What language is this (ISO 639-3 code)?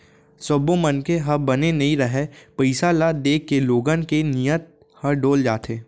hne